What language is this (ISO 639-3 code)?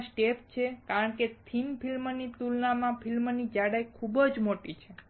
guj